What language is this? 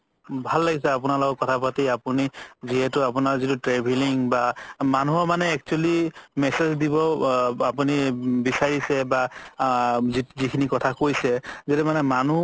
Assamese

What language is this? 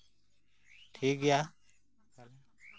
Santali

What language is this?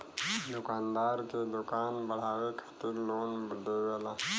Bhojpuri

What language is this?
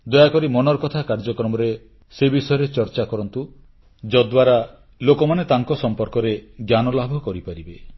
Odia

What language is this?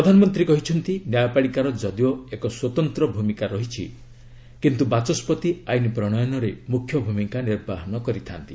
Odia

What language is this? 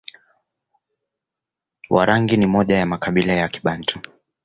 Swahili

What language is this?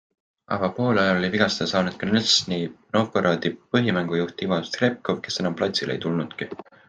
Estonian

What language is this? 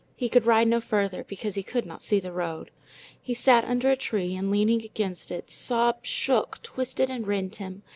English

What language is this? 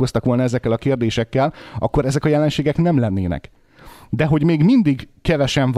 Hungarian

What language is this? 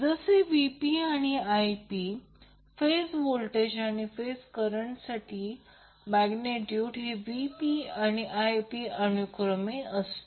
Marathi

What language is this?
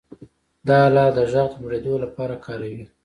Pashto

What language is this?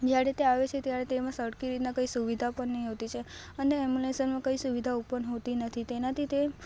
Gujarati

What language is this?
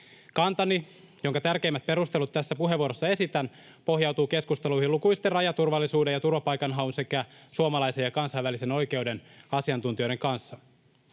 Finnish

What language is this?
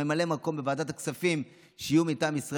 Hebrew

